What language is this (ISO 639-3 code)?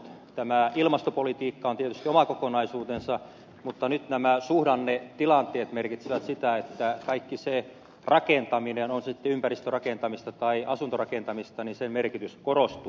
fin